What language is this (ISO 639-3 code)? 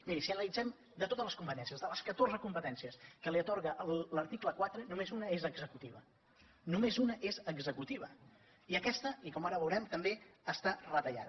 cat